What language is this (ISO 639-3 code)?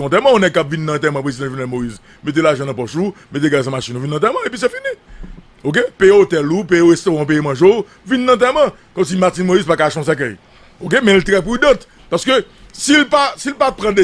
fra